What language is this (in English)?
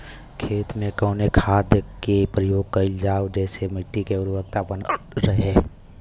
Bhojpuri